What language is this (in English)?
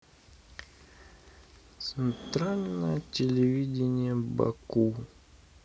Russian